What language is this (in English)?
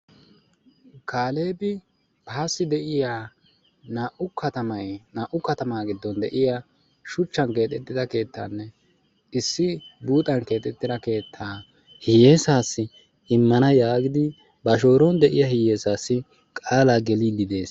Wolaytta